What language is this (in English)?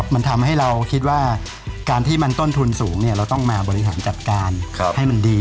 Thai